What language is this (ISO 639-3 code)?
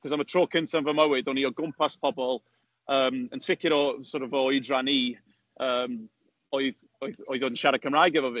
cym